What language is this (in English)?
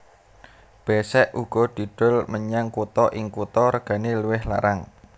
Javanese